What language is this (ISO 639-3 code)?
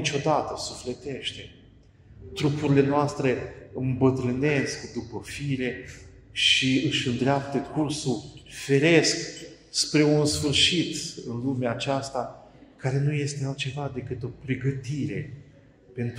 ron